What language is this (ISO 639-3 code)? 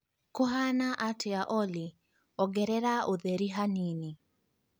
kik